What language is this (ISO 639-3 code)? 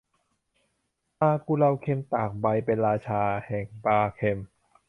tha